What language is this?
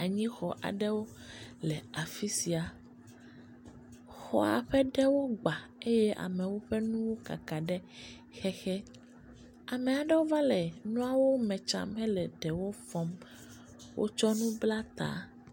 Ewe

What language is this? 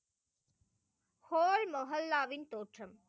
Tamil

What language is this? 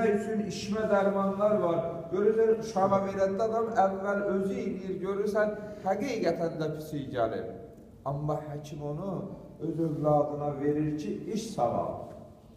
Turkish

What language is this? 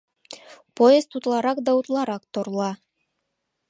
Mari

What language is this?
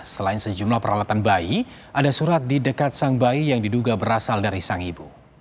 Indonesian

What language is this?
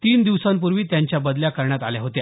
Marathi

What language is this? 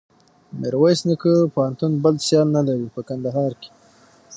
Pashto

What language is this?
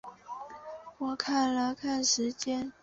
Chinese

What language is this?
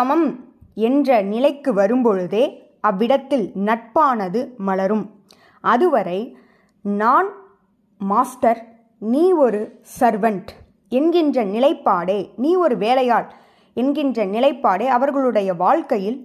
Tamil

